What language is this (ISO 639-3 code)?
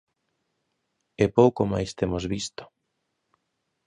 glg